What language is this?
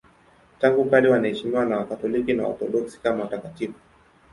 Swahili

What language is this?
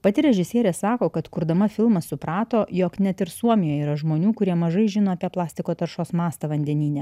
Lithuanian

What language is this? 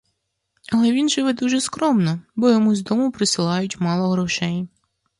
Ukrainian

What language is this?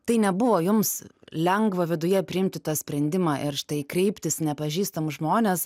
Lithuanian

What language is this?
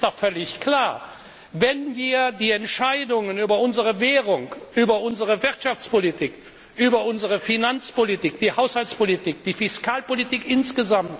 German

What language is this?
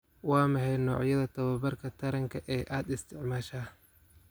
Somali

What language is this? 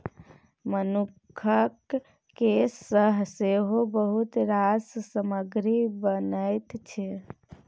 Maithili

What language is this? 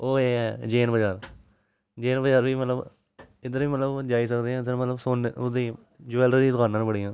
Dogri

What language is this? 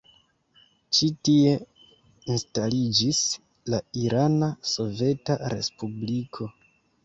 Esperanto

